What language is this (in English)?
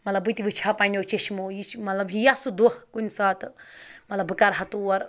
Kashmiri